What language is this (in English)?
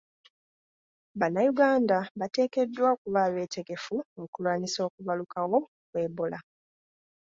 Ganda